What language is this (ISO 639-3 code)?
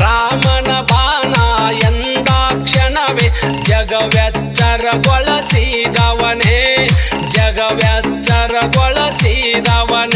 tha